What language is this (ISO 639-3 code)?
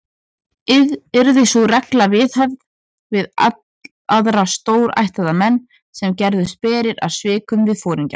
isl